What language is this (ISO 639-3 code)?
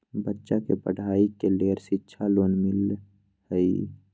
mag